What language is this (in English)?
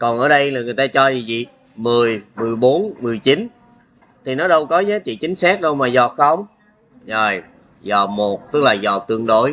Vietnamese